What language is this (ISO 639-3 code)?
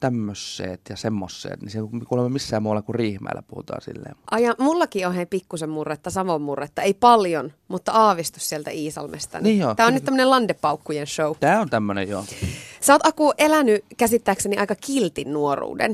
fin